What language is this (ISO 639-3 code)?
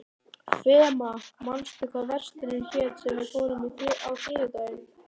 isl